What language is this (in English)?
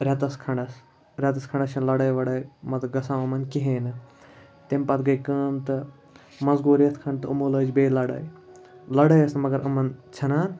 Kashmiri